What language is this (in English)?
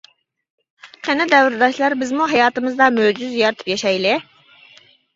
Uyghur